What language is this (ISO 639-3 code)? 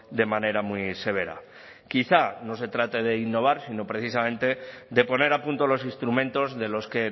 spa